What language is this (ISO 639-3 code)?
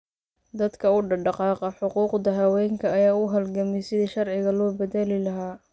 som